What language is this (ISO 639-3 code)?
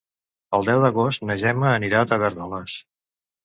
cat